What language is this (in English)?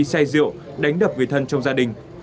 Vietnamese